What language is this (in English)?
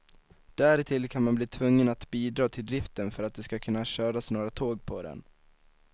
Swedish